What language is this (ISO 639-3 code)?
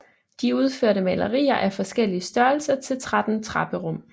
dan